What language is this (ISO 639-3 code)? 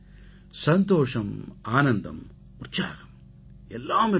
tam